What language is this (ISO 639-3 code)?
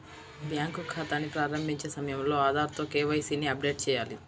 tel